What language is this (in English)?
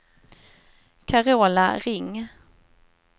Swedish